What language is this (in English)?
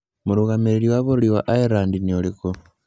Kikuyu